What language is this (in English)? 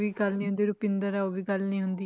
Punjabi